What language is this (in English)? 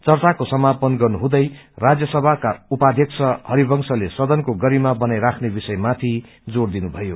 Nepali